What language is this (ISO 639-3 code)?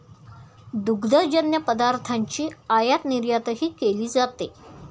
mar